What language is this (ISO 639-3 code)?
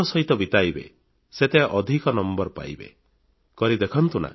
ori